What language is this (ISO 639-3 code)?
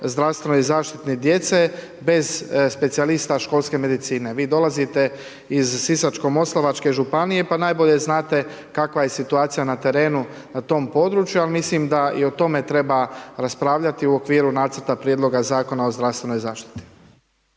hrv